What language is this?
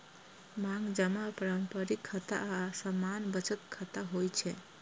Maithili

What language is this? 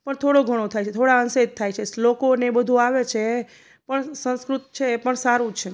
Gujarati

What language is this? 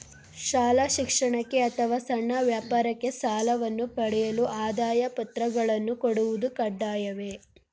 Kannada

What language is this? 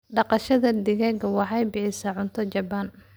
Somali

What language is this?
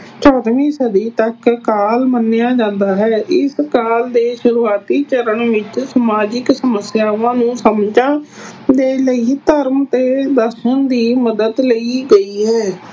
Punjabi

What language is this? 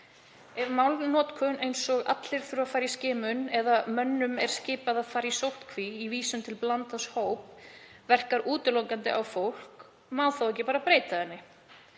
Icelandic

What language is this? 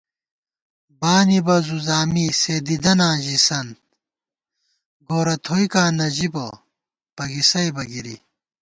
Gawar-Bati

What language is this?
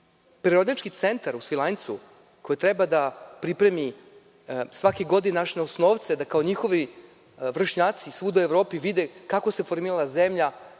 Serbian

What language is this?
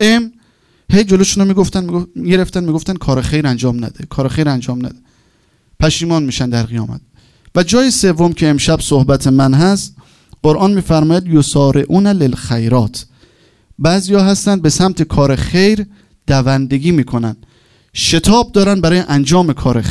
Persian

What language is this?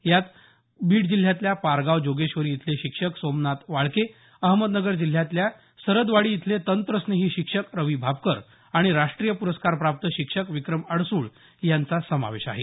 Marathi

